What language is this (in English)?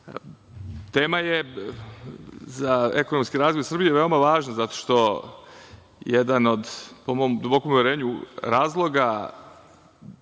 Serbian